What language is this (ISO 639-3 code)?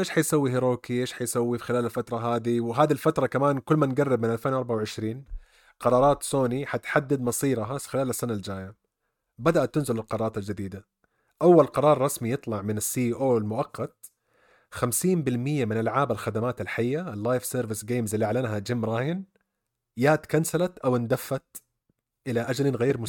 ara